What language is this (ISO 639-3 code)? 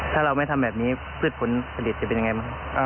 tha